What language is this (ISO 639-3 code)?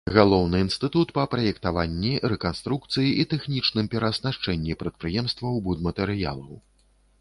bel